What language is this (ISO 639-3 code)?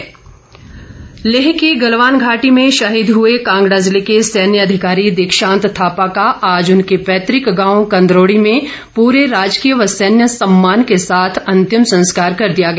hin